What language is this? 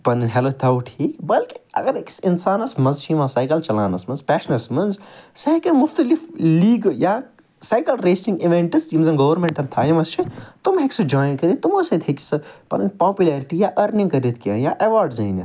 Kashmiri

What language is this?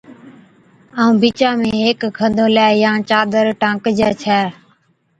Od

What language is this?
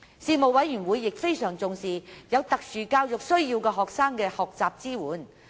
Cantonese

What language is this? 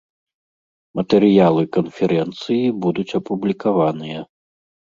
Belarusian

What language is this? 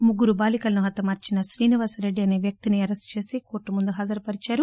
Telugu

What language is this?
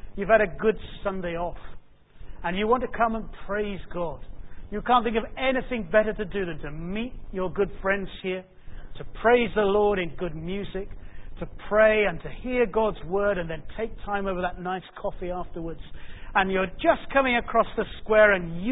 English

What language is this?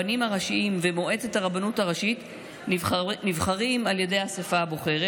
Hebrew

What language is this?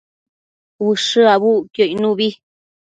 Matsés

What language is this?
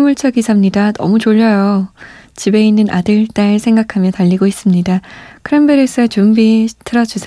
Korean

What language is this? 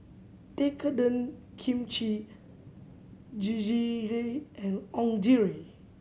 English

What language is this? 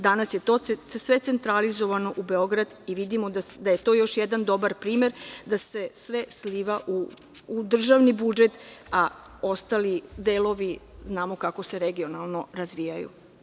Serbian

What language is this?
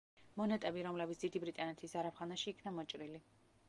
Georgian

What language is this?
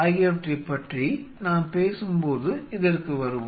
Tamil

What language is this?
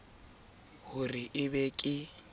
Southern Sotho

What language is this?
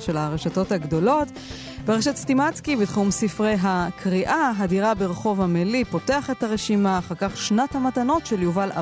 Hebrew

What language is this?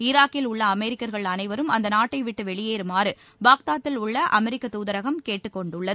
Tamil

